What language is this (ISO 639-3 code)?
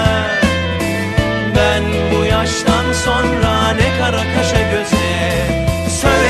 tur